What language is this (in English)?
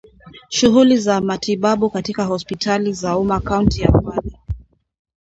Swahili